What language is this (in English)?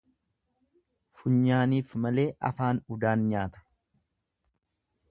Oromo